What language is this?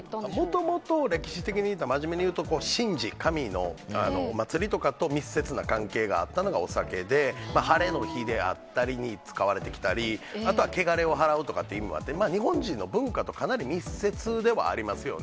Japanese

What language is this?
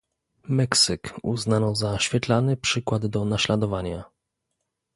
Polish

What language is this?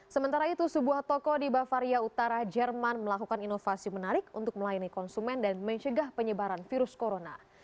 Indonesian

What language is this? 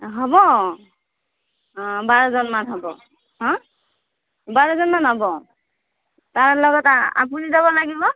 Assamese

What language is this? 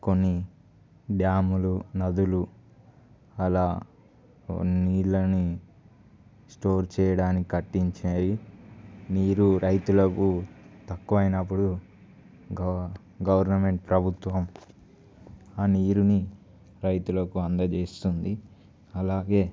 Telugu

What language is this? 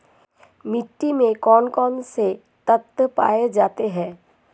Hindi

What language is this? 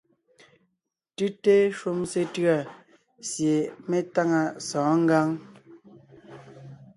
Ngiemboon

